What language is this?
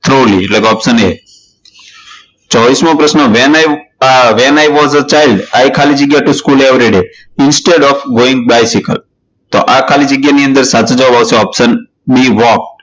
Gujarati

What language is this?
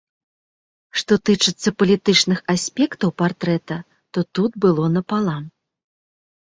Belarusian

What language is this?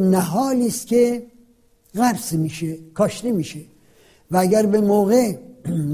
Persian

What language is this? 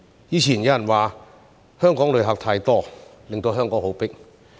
Cantonese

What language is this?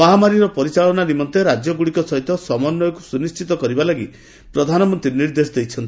Odia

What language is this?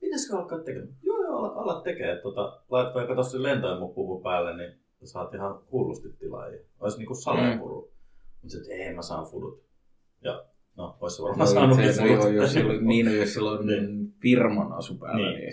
Finnish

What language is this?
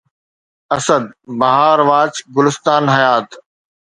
Sindhi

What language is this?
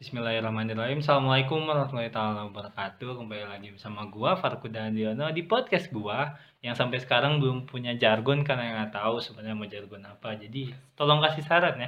Indonesian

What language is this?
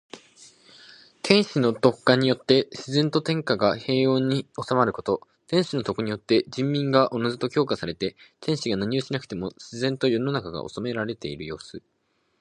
Japanese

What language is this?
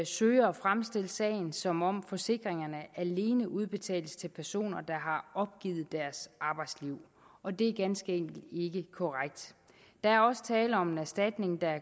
Danish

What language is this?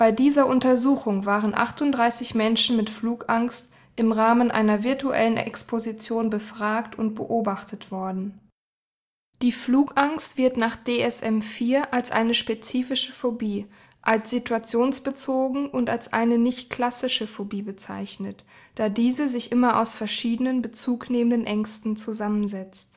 German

